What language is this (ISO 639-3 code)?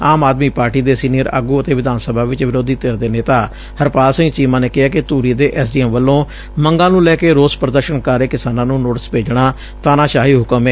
pan